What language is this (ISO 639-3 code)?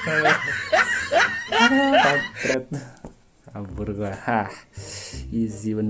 ind